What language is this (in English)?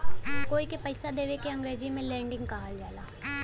Bhojpuri